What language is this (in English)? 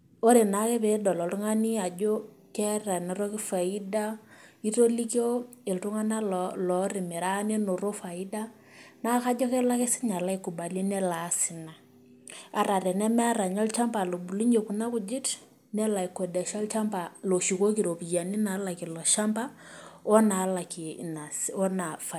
Masai